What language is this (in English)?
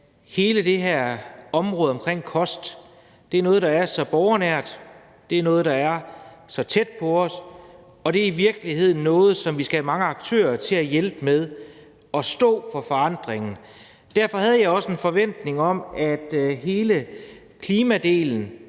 Danish